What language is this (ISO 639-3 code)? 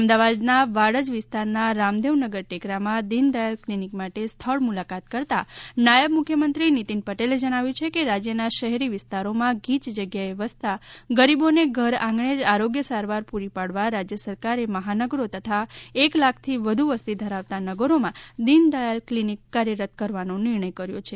guj